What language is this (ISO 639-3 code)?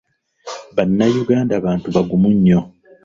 lug